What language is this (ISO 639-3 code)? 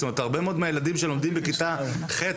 heb